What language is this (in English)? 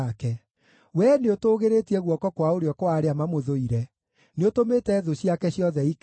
Kikuyu